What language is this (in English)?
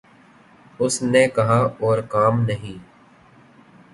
Urdu